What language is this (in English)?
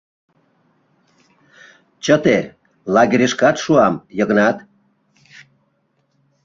Mari